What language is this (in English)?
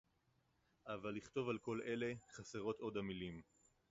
Hebrew